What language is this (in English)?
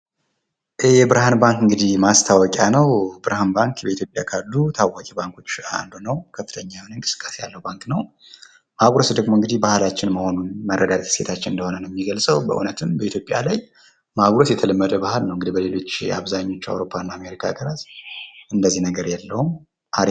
Amharic